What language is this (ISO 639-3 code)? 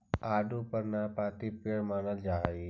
mag